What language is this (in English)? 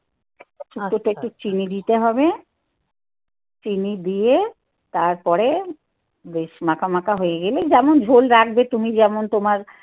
Bangla